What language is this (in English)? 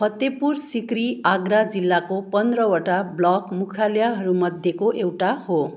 Nepali